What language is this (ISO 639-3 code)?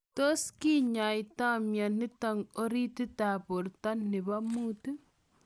kln